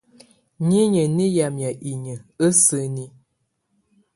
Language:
Tunen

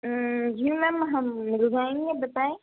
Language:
Urdu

